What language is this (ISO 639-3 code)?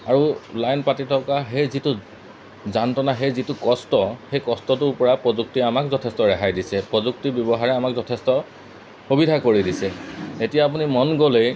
asm